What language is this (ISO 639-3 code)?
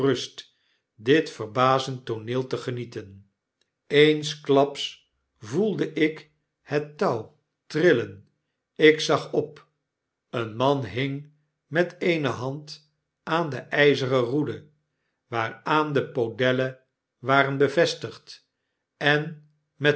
nld